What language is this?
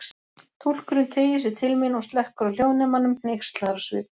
Icelandic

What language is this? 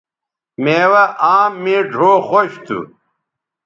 Bateri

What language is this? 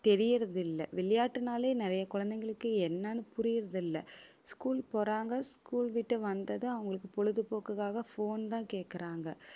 Tamil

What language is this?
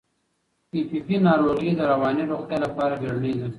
Pashto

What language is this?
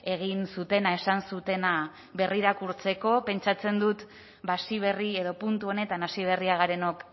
Basque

